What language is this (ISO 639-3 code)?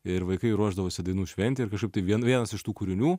lit